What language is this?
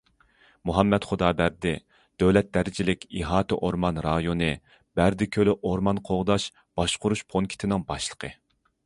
Uyghur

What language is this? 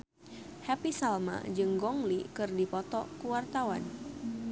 Sundanese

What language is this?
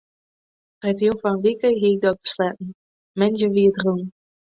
Western Frisian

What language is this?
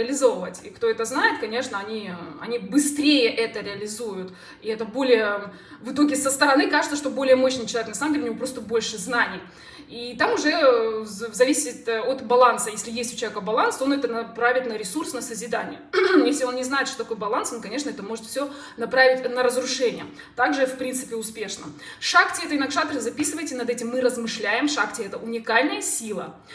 Russian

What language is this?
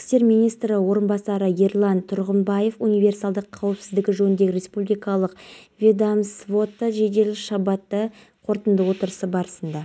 Kazakh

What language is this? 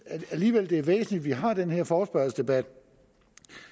Danish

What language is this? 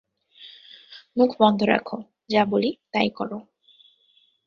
Bangla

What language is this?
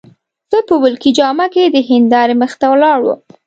Pashto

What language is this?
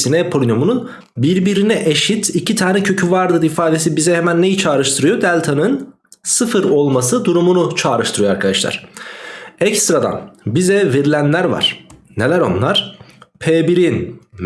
Turkish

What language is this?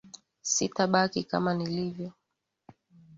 Swahili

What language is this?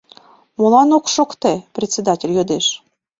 Mari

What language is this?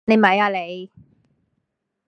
Cantonese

